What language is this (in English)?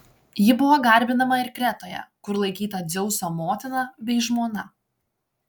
Lithuanian